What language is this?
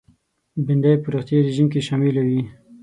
Pashto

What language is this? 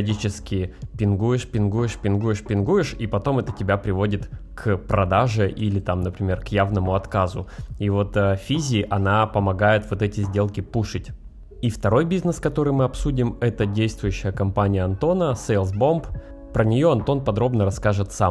Russian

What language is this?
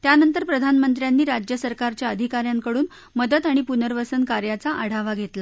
Marathi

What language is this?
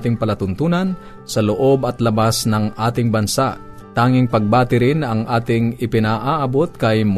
Filipino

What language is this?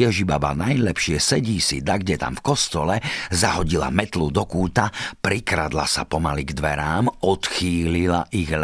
Slovak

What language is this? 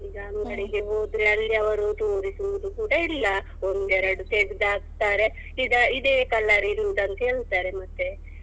Kannada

